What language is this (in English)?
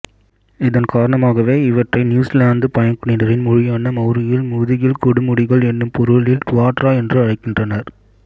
Tamil